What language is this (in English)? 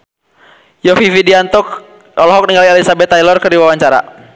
Sundanese